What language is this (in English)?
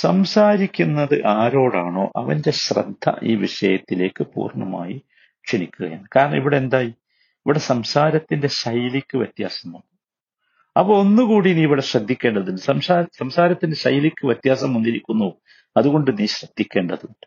Malayalam